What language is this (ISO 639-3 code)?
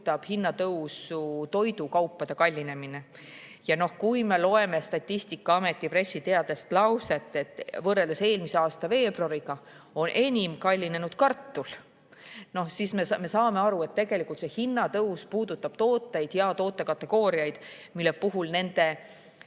est